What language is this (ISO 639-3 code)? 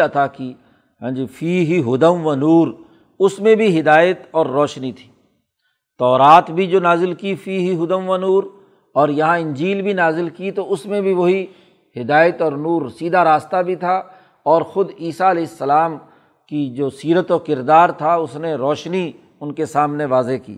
urd